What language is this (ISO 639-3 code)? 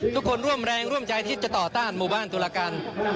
tha